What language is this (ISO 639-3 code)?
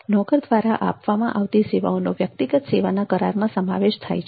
guj